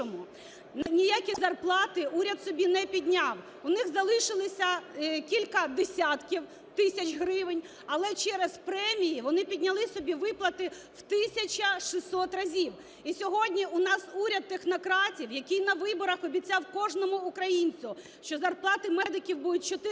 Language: Ukrainian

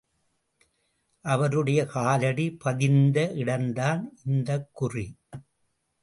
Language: Tamil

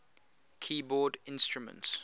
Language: English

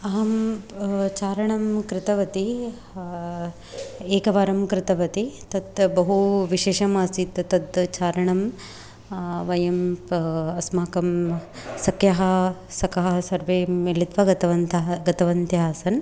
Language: Sanskrit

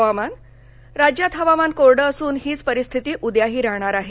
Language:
Marathi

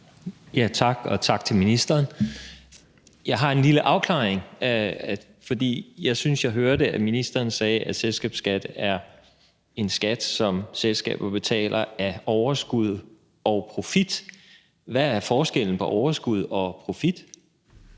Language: Danish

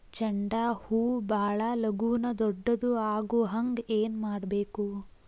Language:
Kannada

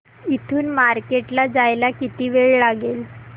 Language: Marathi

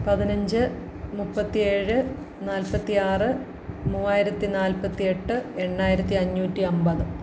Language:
Malayalam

